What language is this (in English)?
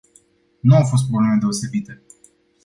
Romanian